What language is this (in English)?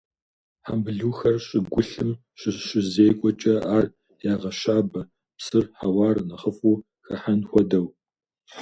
Kabardian